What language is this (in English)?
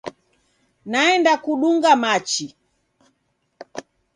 Taita